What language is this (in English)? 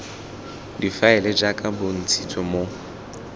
Tswana